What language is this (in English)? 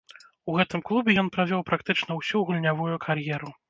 Belarusian